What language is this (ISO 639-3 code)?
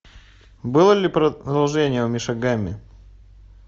rus